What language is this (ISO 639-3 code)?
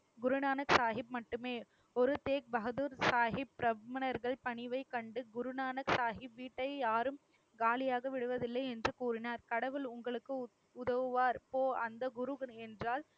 tam